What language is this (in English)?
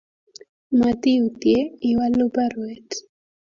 Kalenjin